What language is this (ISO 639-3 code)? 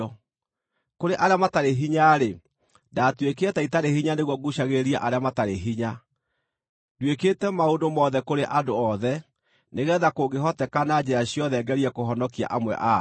kik